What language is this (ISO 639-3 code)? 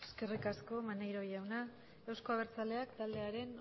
eus